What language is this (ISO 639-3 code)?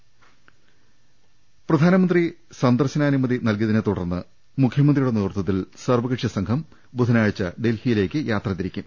mal